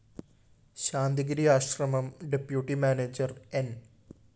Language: Malayalam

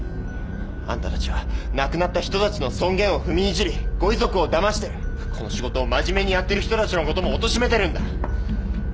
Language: Japanese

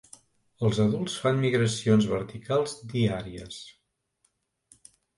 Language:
Catalan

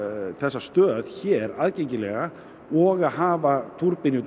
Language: Icelandic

